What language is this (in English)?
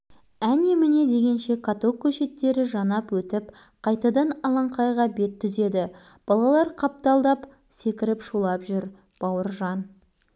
Kazakh